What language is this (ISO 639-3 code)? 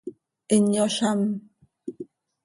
sei